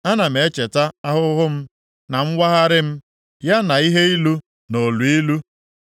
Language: Igbo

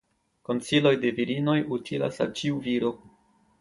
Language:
Esperanto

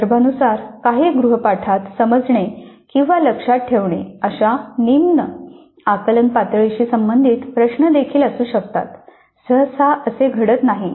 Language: Marathi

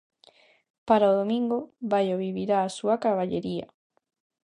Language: Galician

